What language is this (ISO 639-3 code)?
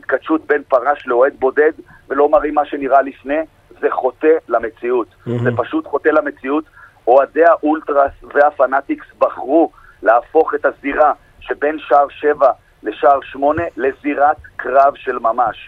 heb